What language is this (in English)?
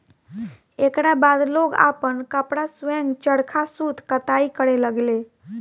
Bhojpuri